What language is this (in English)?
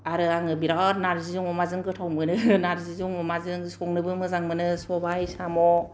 Bodo